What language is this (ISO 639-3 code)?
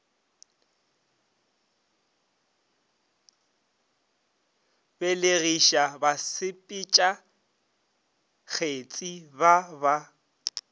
nso